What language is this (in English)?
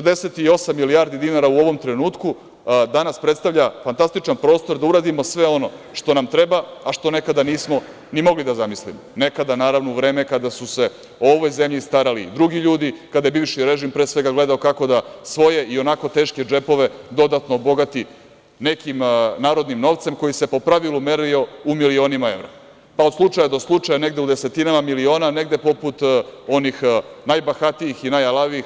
Serbian